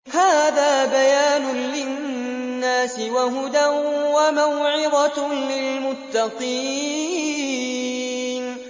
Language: Arabic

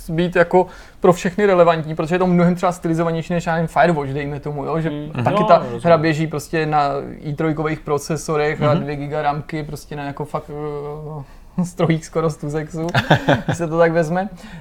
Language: Czech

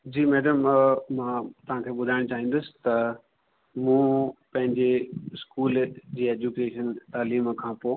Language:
Sindhi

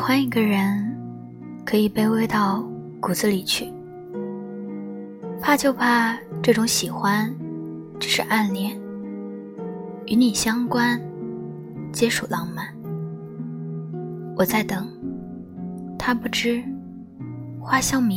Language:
Chinese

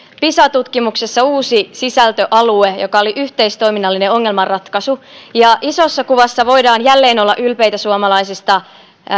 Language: Finnish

